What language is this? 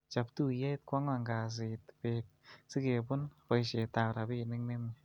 Kalenjin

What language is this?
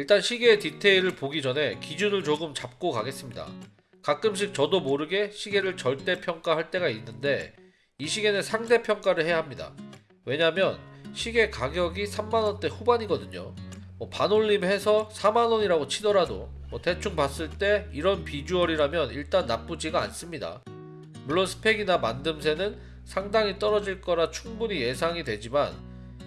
Korean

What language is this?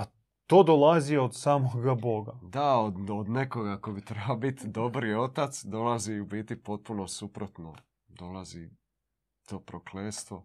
Croatian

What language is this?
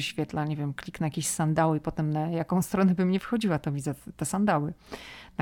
Polish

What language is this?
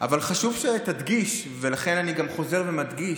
Hebrew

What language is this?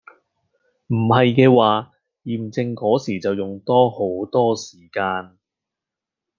Cantonese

